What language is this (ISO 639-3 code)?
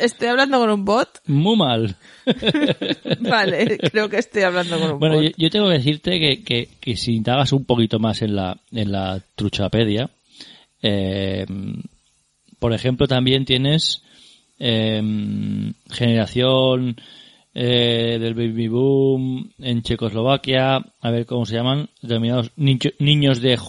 spa